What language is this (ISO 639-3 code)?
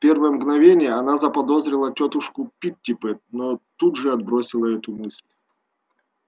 rus